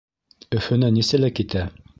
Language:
Bashkir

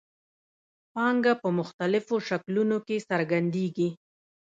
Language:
Pashto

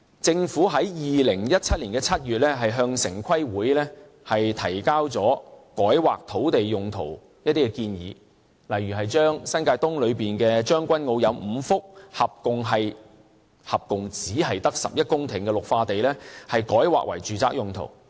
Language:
Cantonese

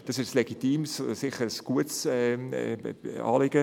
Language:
Swiss German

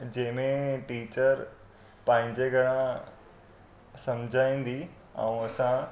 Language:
Sindhi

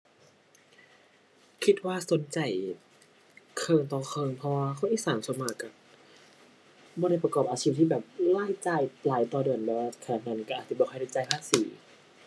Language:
Thai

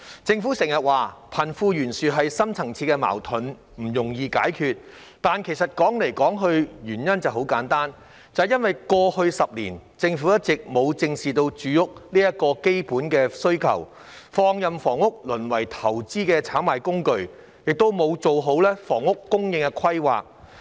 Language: Cantonese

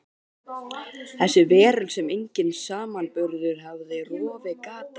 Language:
Icelandic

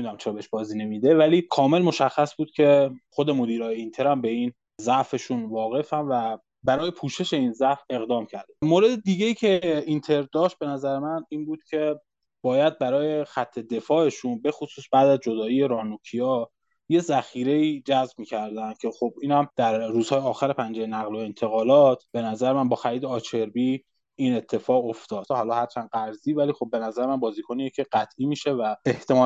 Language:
Persian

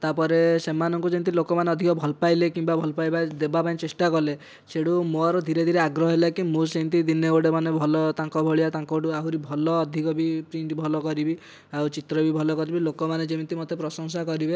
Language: Odia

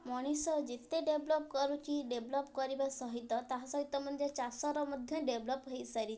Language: Odia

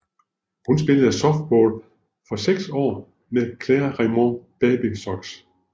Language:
Danish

